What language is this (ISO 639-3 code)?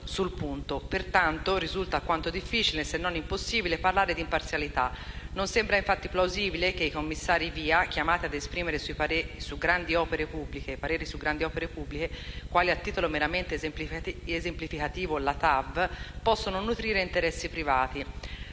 ita